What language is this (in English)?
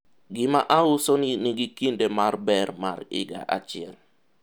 Luo (Kenya and Tanzania)